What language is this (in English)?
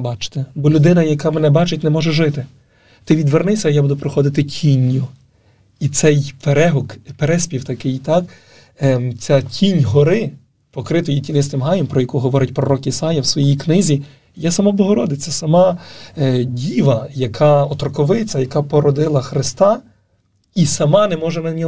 Ukrainian